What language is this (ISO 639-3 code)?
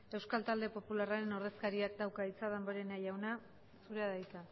eus